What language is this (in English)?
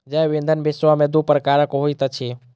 Maithili